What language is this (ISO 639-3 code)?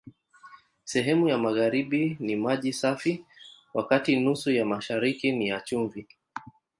swa